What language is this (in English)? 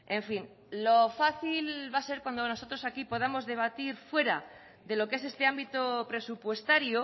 Spanish